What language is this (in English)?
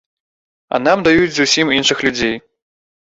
Belarusian